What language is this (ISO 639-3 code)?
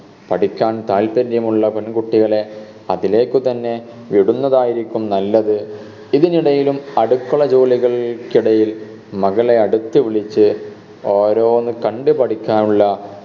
mal